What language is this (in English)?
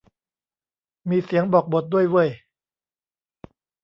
Thai